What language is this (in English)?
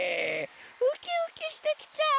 Japanese